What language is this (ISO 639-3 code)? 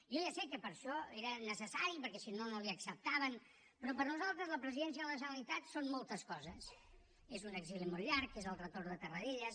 cat